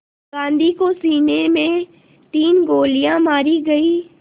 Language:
Hindi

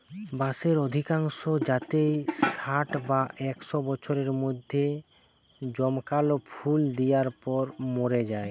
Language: Bangla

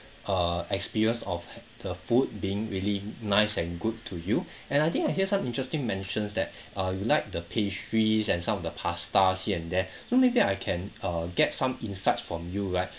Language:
English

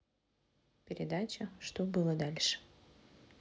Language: Russian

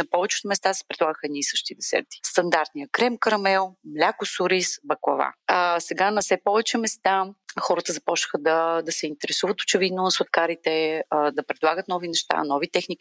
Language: Bulgarian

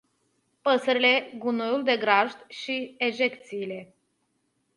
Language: Romanian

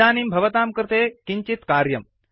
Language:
Sanskrit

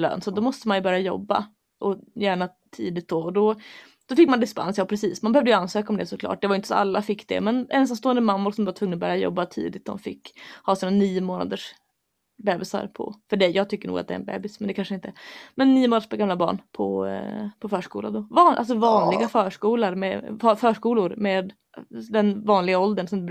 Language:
Swedish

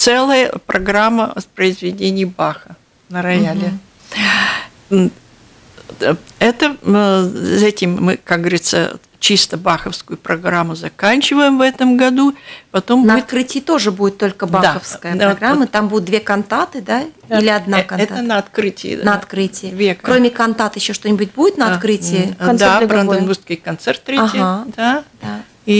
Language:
Russian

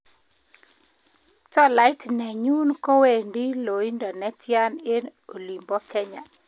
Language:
Kalenjin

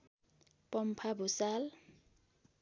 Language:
Nepali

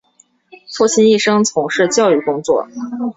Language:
Chinese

